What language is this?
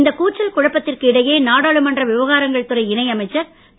Tamil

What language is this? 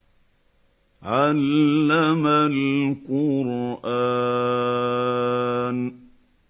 Arabic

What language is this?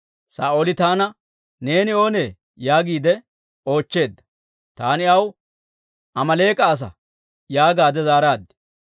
Dawro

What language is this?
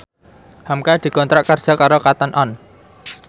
Javanese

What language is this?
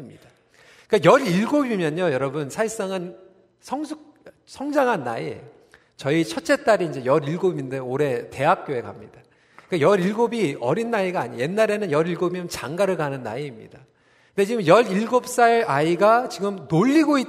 Korean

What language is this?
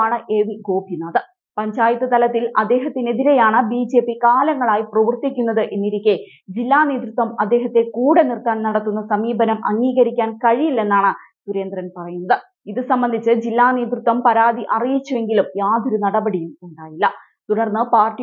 Malayalam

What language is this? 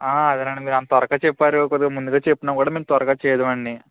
Telugu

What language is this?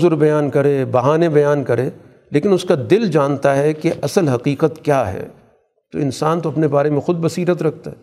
Urdu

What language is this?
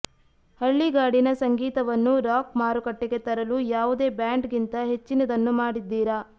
Kannada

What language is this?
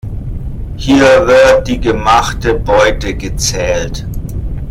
German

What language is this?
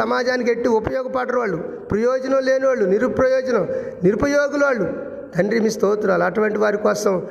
Telugu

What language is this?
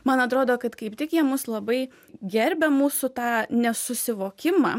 Lithuanian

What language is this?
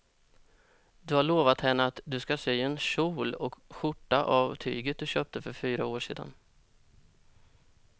Swedish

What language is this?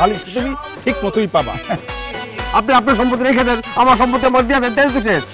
Korean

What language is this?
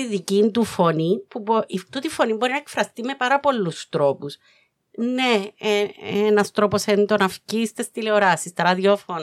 Greek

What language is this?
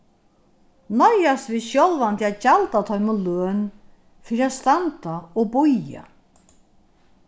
Faroese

